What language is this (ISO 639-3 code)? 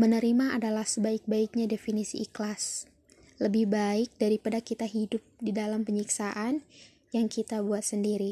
ind